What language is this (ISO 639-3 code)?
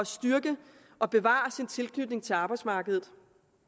dan